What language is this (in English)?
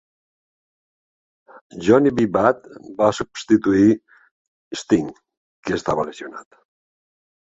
Catalan